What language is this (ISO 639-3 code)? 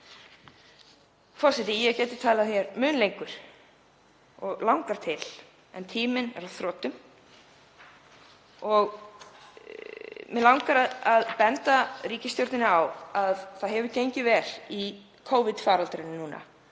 isl